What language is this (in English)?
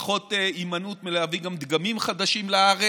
Hebrew